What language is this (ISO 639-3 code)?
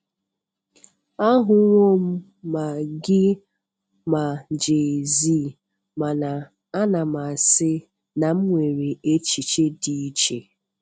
ibo